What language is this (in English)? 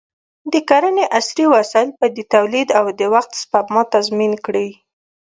Pashto